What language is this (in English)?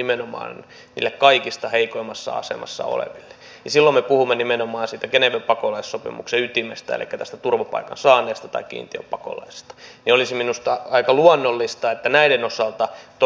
Finnish